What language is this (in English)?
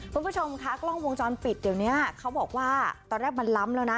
Thai